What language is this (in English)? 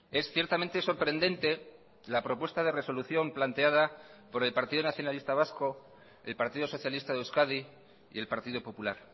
Spanish